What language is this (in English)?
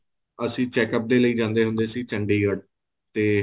Punjabi